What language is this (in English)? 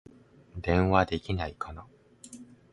Japanese